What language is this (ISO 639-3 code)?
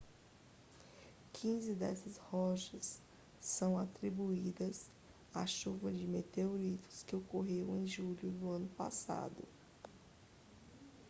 por